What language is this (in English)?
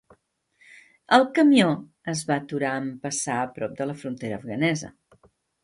Catalan